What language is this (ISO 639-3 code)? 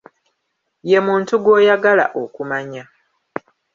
lug